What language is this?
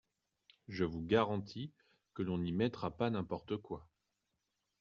French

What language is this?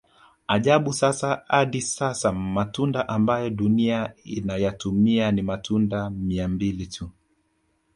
Swahili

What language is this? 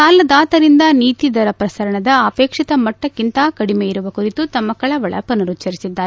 Kannada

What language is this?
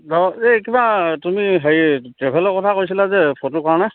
Assamese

